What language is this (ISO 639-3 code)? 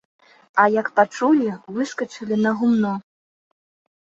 bel